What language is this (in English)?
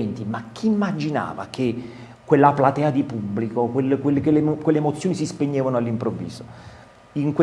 Italian